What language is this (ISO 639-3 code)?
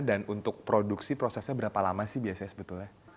ind